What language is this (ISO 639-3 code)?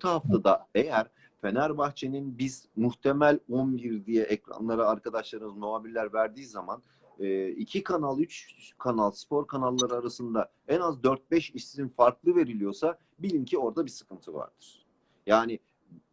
tur